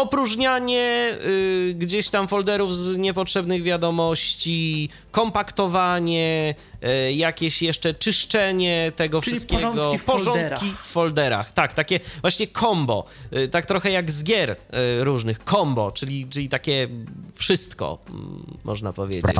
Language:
Polish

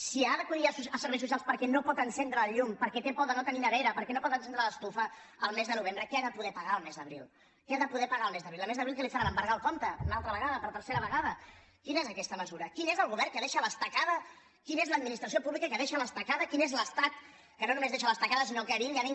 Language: Catalan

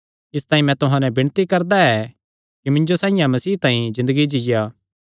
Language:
Kangri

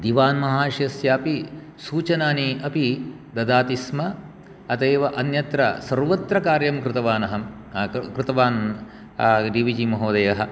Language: Sanskrit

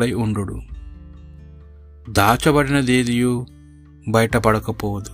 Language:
Telugu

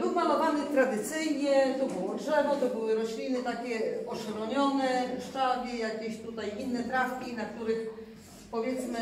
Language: Polish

